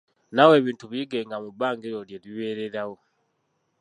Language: Ganda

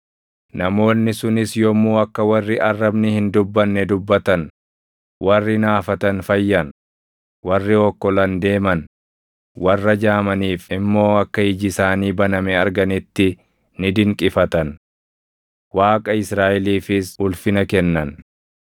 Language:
Oromo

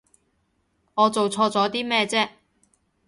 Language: Cantonese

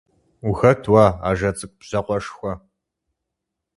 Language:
Kabardian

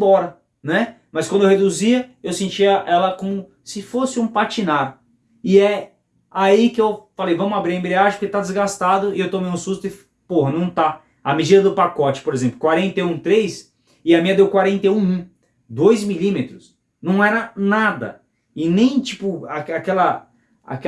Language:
Portuguese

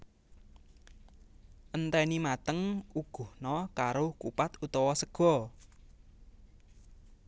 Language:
Javanese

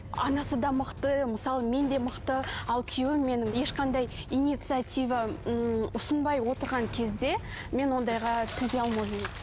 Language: Kazakh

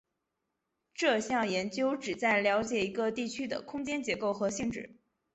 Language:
Chinese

